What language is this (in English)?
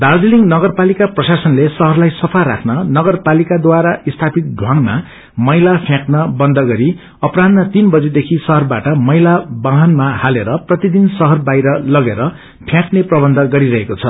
Nepali